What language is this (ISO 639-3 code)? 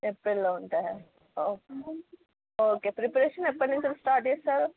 tel